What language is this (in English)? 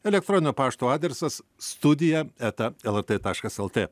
Lithuanian